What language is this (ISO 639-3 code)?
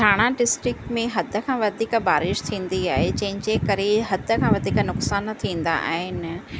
snd